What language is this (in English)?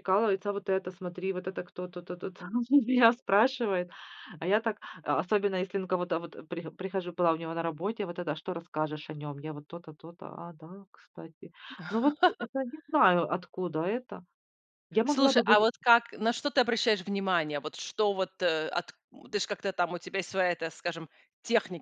Russian